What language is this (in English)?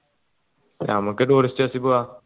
Malayalam